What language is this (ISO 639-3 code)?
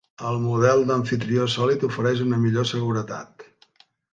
cat